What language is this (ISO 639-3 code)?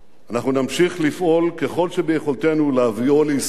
heb